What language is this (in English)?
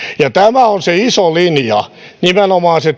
Finnish